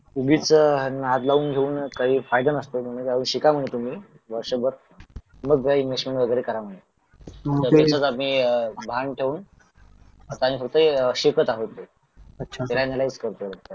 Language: Marathi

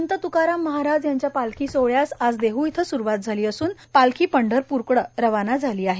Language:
Marathi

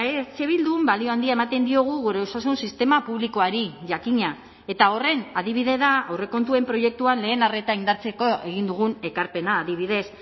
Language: Basque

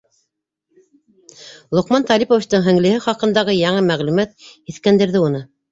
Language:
Bashkir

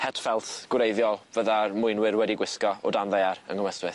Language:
Welsh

